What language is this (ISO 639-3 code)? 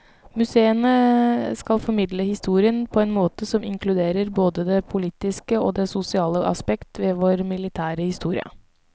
nor